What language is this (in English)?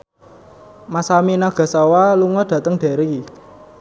Javanese